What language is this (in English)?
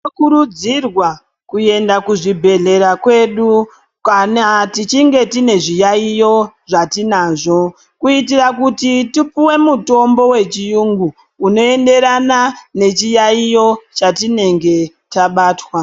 Ndau